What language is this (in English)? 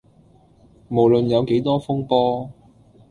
Cantonese